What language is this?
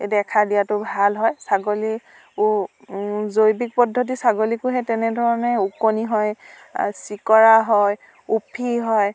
Assamese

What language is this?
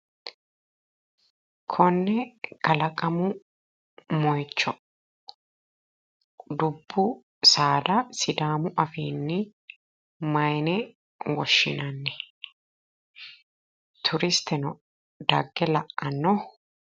Sidamo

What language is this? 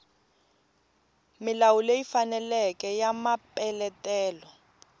Tsonga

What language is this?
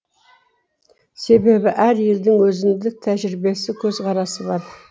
Kazakh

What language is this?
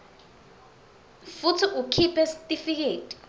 Swati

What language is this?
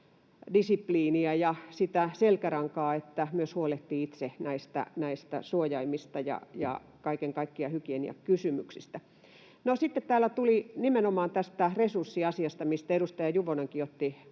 Finnish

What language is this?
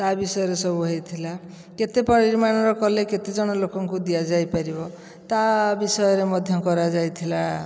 Odia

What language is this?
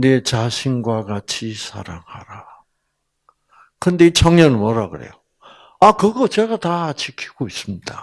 Korean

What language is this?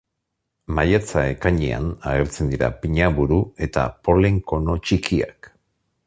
Basque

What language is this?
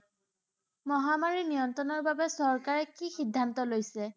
Assamese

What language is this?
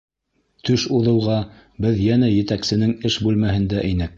Bashkir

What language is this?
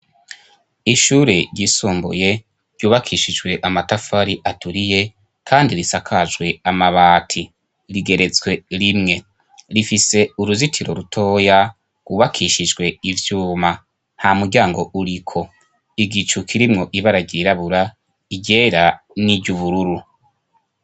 Rundi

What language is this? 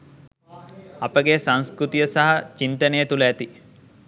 Sinhala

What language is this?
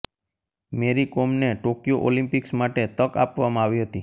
Gujarati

